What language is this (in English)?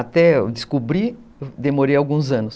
Portuguese